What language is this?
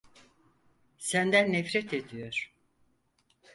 Turkish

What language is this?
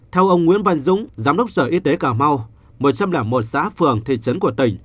Vietnamese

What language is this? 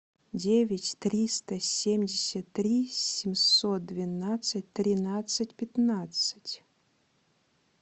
Russian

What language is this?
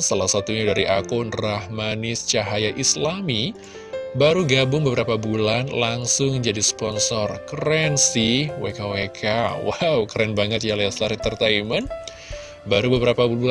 Indonesian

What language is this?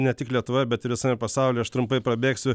Lithuanian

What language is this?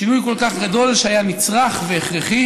Hebrew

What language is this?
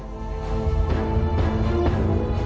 Thai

